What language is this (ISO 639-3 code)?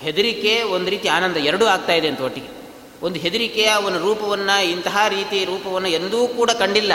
kan